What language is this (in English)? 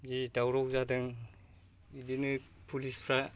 Bodo